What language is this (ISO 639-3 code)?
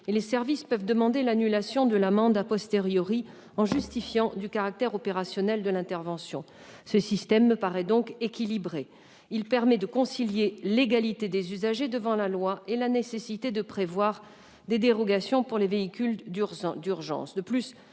fra